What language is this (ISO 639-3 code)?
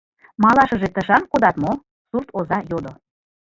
chm